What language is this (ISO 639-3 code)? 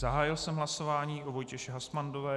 ces